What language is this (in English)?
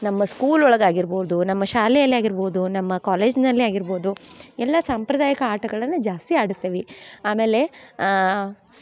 Kannada